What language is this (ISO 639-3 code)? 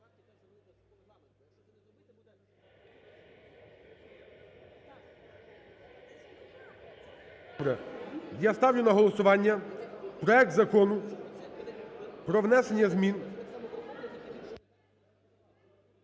ukr